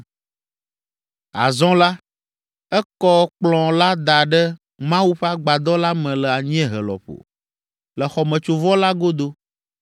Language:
Ewe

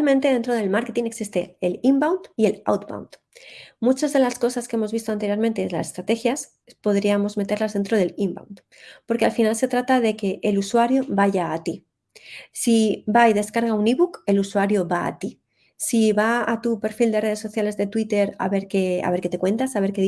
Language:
Spanish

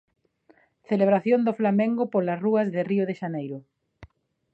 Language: Galician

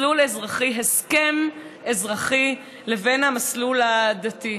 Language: Hebrew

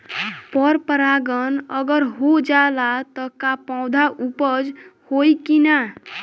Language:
Bhojpuri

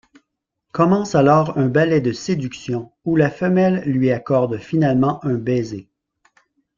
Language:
French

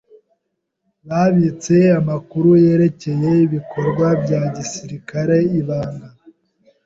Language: Kinyarwanda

